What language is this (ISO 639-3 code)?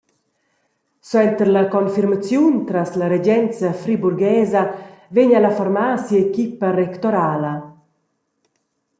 roh